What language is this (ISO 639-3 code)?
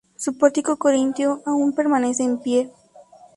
spa